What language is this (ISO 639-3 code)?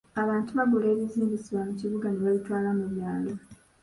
lug